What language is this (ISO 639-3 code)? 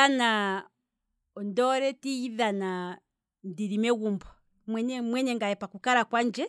kwm